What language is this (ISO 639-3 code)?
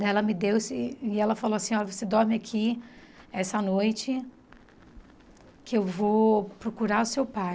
por